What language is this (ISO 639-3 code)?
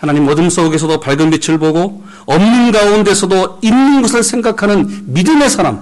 kor